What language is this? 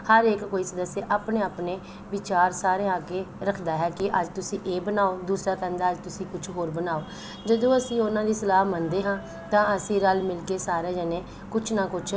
Punjabi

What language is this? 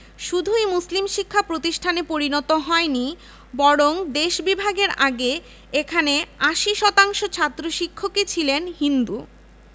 Bangla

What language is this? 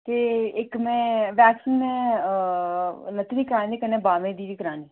Dogri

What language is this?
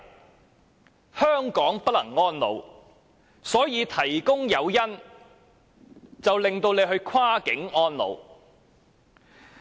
Cantonese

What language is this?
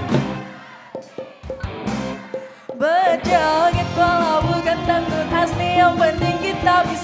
Indonesian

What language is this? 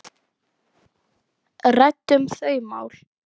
Icelandic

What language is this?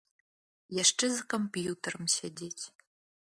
Belarusian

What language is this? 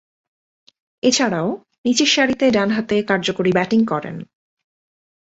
Bangla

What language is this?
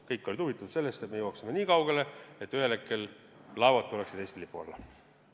Estonian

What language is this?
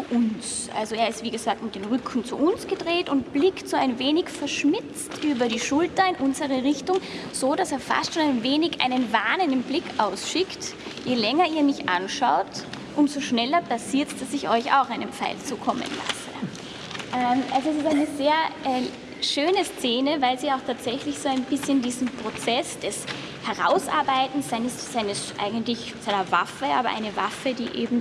German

